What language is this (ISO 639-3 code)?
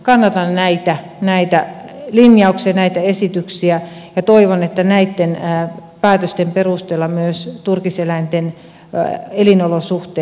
fin